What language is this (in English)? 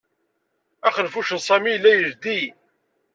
Kabyle